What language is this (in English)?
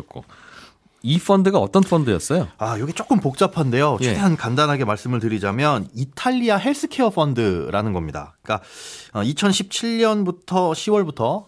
Korean